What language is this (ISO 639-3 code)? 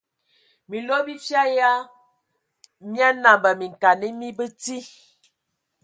ewo